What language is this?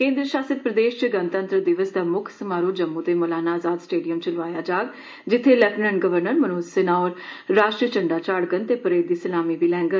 Dogri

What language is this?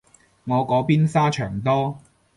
Cantonese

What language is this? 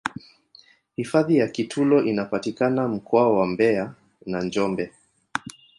Swahili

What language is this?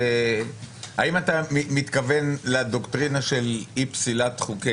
Hebrew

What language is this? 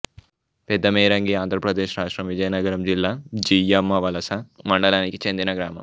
Telugu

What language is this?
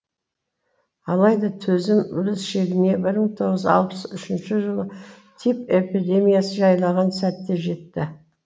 Kazakh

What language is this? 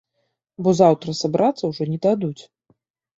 Belarusian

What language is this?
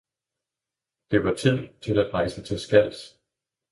Danish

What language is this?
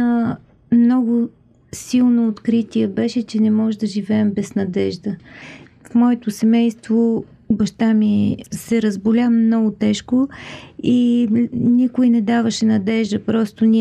Bulgarian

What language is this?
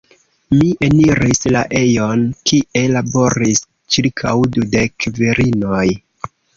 Esperanto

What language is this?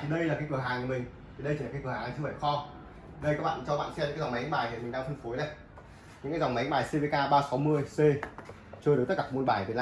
Vietnamese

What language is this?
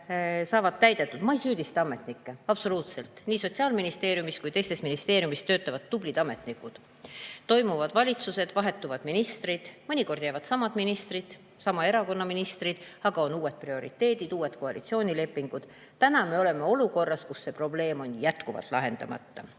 Estonian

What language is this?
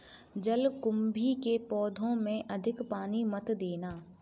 Hindi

